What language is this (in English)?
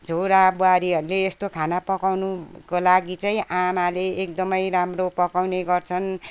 Nepali